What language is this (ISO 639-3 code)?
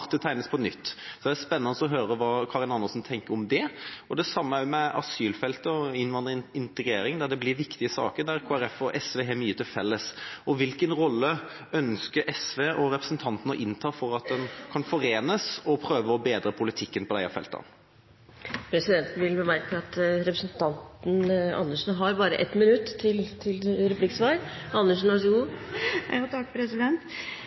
nor